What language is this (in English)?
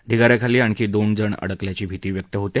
Marathi